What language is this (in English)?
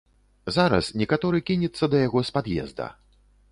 Belarusian